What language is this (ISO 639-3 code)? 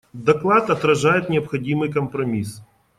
rus